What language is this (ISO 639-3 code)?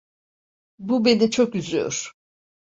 tur